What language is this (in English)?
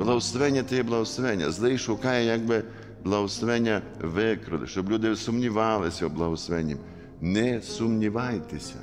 Ukrainian